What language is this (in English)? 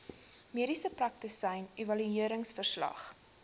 Afrikaans